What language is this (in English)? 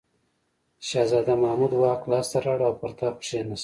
Pashto